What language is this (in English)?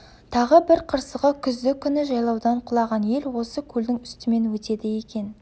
Kazakh